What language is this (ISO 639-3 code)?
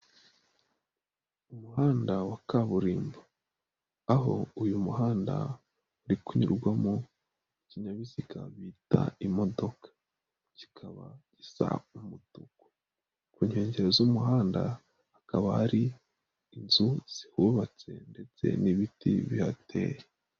kin